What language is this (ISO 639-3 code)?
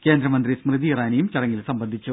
mal